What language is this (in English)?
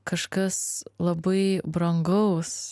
Lithuanian